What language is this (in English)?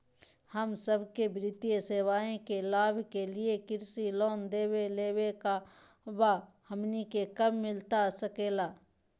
Magahi